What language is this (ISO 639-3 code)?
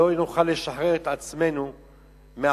heb